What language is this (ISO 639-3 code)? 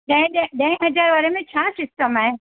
snd